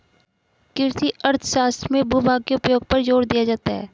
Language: Hindi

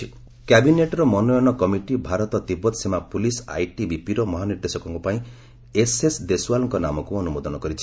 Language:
Odia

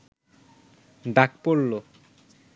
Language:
Bangla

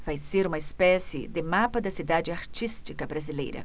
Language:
Portuguese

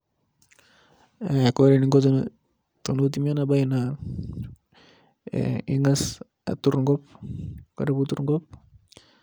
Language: Masai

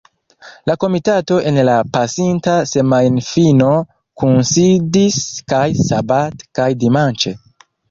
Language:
Esperanto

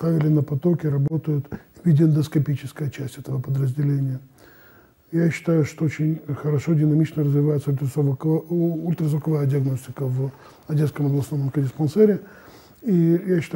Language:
Russian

